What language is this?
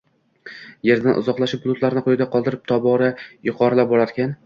Uzbek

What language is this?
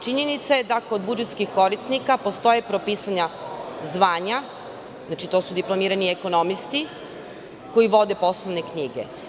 Serbian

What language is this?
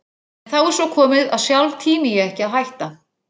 Icelandic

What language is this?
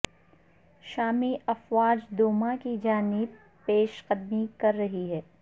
Urdu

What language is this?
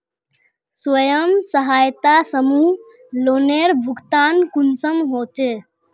Magahi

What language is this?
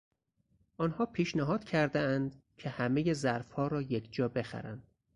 Persian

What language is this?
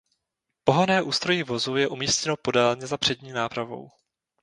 Czech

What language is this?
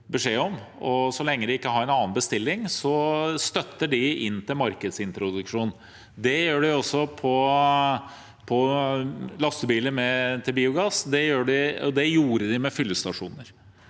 Norwegian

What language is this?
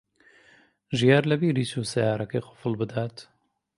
Central Kurdish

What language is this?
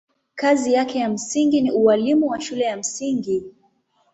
Swahili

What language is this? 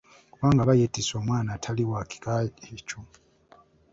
Ganda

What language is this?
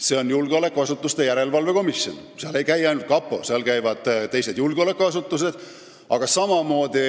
Estonian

